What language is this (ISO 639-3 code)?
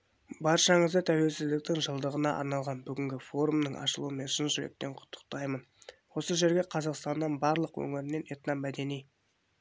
kaz